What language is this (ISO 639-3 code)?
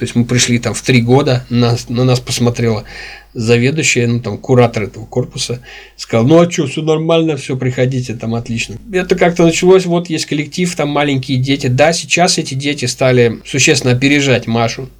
rus